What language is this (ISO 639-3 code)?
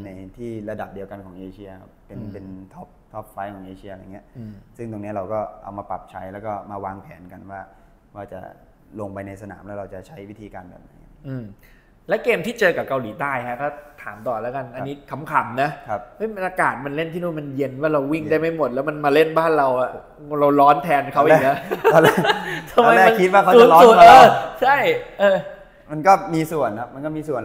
tha